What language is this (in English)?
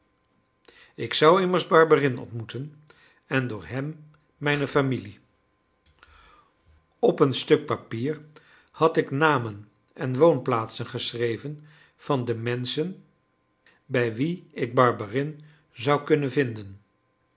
Dutch